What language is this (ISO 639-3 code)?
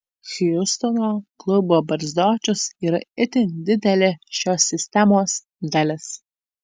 lit